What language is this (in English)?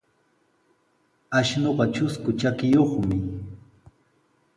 Sihuas Ancash Quechua